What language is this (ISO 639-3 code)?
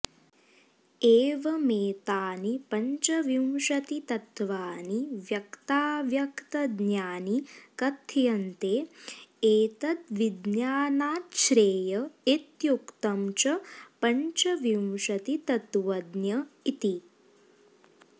san